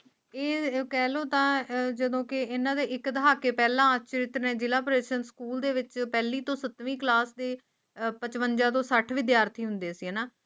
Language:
Punjabi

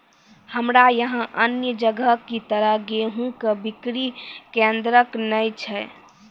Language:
Maithili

